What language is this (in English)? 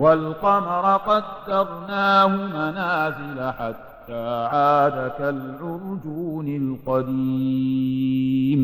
Arabic